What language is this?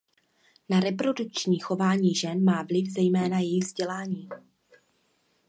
Czech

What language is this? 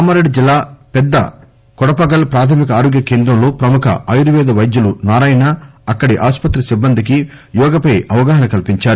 Telugu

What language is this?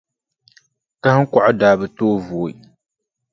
Dagbani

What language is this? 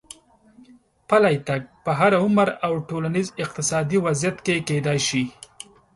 Pashto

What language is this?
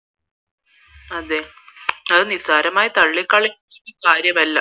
Malayalam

